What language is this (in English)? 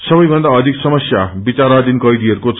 Nepali